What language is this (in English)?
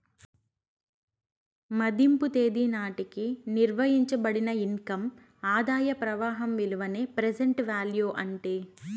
Telugu